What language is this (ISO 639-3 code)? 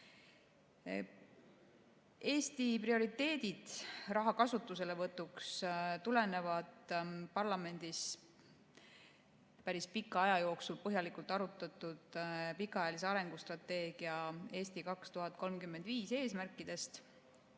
est